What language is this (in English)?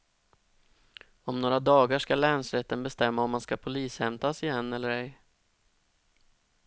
Swedish